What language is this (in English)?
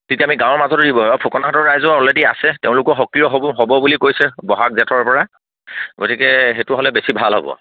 Assamese